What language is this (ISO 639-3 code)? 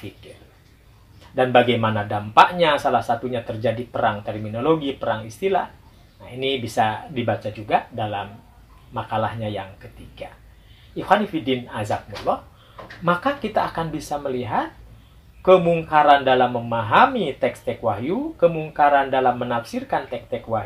ind